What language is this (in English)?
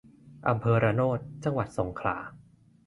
Thai